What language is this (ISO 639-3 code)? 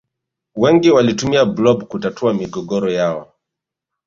swa